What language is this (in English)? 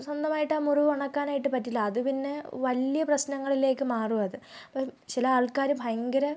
Malayalam